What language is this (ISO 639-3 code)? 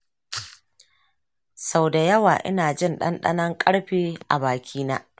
hau